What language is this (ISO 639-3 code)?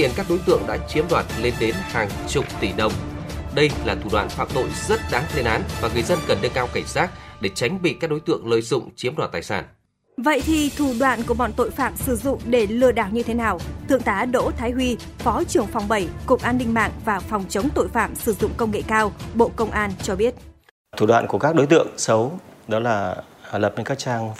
vie